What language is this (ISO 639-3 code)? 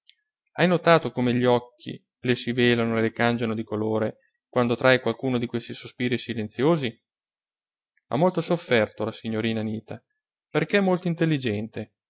ita